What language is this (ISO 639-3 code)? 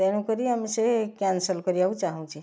ori